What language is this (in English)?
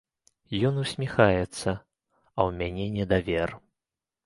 Belarusian